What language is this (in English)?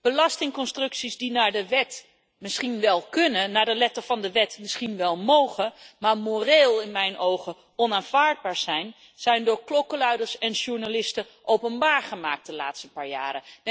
Dutch